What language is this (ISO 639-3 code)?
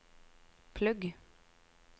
nor